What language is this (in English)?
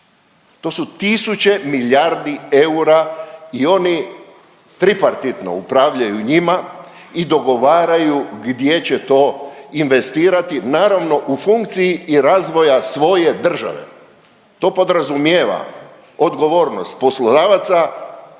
Croatian